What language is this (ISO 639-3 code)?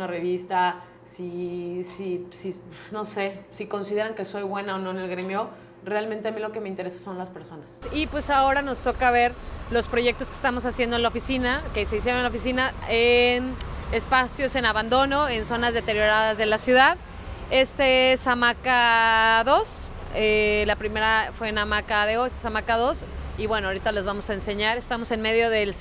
spa